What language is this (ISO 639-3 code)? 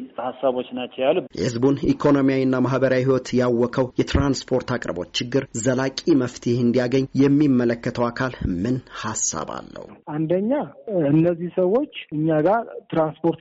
amh